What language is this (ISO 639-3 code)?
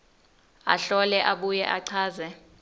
ssw